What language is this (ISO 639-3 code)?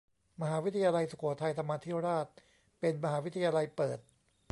tha